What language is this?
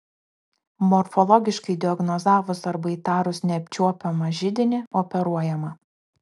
Lithuanian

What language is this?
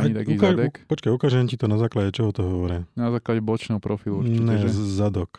Slovak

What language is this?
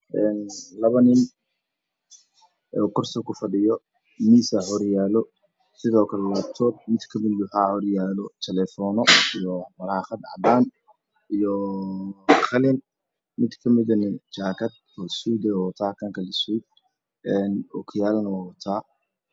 Somali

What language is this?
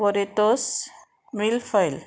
Konkani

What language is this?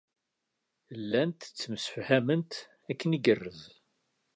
Kabyle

